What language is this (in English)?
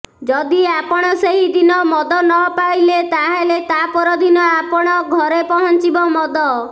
Odia